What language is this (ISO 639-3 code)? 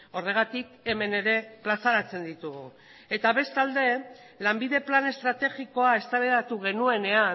eus